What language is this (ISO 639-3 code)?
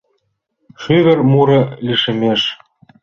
chm